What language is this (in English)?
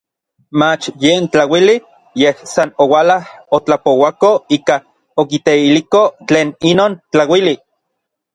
Orizaba Nahuatl